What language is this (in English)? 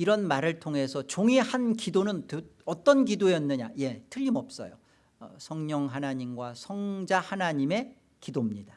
Korean